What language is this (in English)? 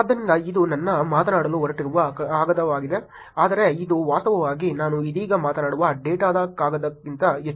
Kannada